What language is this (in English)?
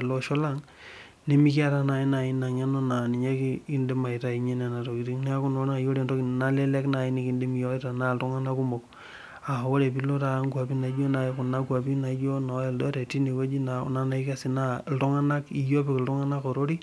Masai